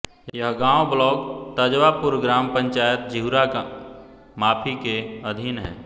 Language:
Hindi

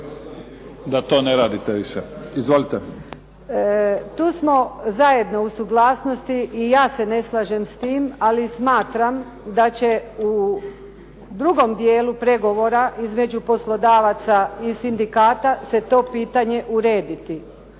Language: Croatian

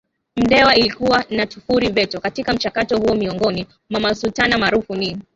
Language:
Swahili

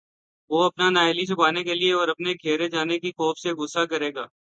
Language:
Urdu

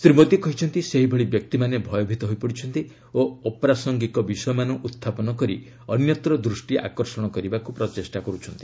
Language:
Odia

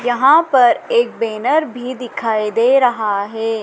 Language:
Hindi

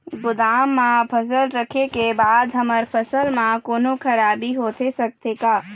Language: Chhattisgarhi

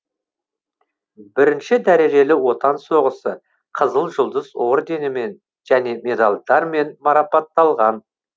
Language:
Kazakh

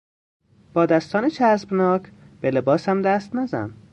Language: Persian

